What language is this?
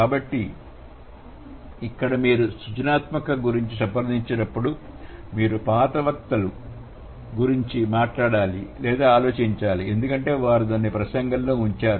Telugu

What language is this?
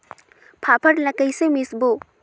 Chhattisgarhi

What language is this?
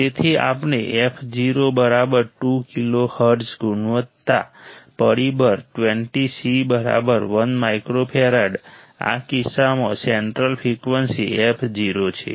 Gujarati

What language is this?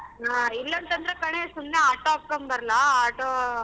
Kannada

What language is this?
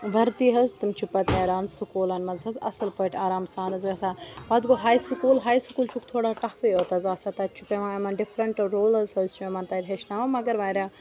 Kashmiri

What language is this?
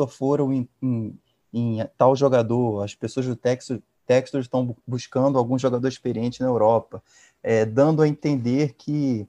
Portuguese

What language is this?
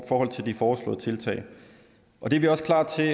Danish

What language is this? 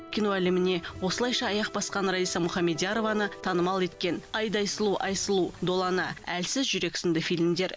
Kazakh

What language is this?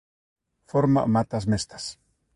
Galician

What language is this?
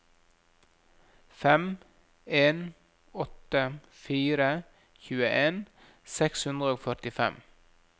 Norwegian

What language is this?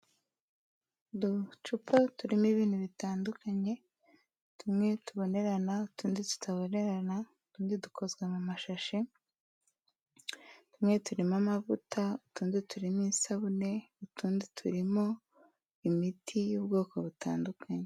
Kinyarwanda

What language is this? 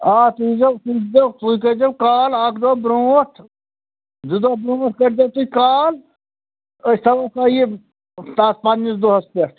Kashmiri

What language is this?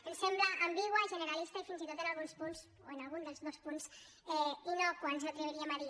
Catalan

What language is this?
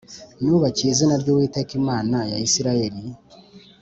Kinyarwanda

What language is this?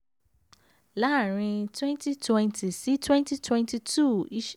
Yoruba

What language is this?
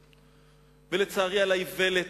Hebrew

